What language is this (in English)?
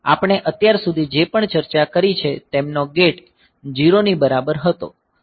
Gujarati